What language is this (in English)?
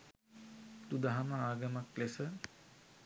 Sinhala